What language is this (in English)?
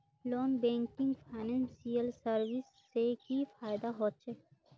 Magahi